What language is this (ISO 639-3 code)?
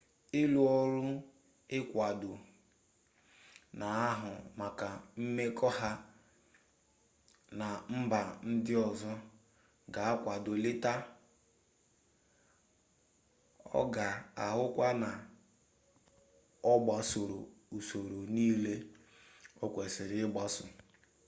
ibo